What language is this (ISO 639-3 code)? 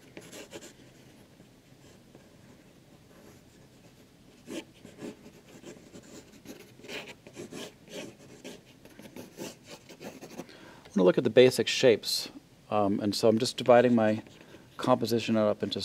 eng